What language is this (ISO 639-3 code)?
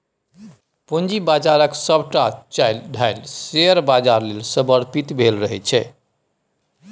mai